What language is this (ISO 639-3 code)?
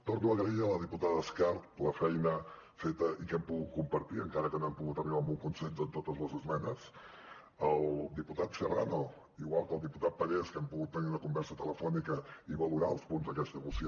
cat